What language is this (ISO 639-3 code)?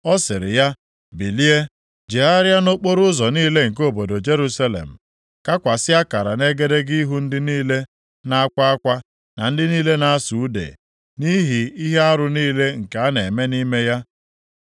ibo